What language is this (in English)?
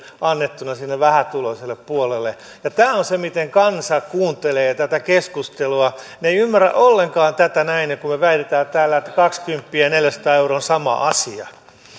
Finnish